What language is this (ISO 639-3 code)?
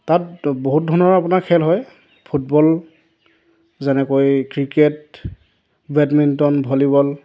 asm